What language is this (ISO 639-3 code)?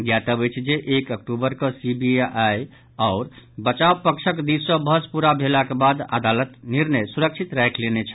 mai